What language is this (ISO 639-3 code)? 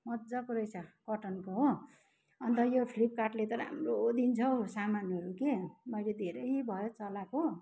nep